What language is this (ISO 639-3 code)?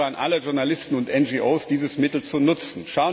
deu